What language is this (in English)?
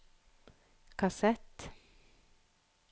Norwegian